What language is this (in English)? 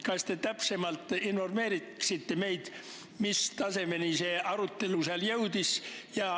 Estonian